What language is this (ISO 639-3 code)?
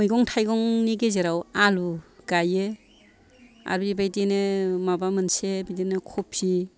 brx